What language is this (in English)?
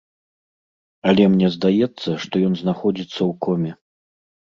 Belarusian